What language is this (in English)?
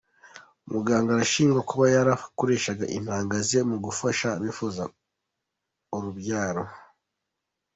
Kinyarwanda